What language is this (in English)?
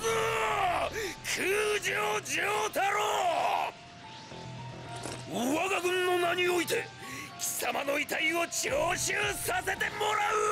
Japanese